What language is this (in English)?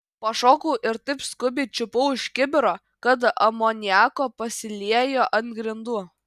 Lithuanian